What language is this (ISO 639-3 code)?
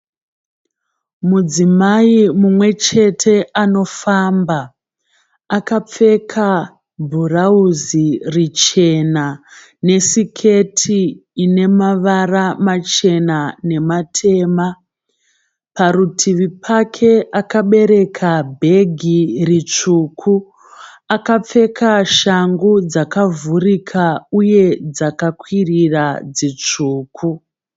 sna